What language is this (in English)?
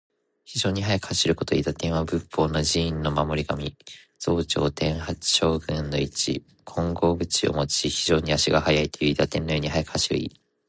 Japanese